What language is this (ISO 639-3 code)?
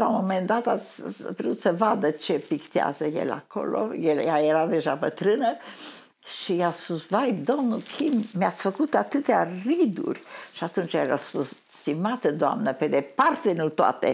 ron